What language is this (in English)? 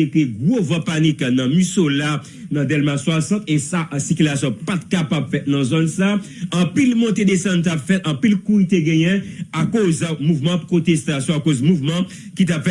French